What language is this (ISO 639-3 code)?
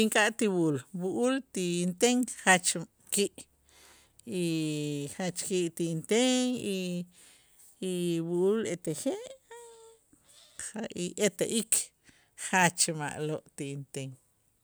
itz